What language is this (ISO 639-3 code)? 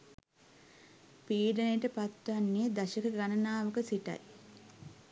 sin